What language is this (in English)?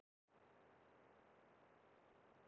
Icelandic